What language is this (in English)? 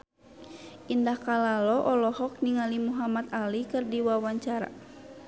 Sundanese